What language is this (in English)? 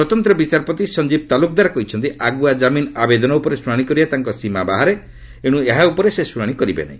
Odia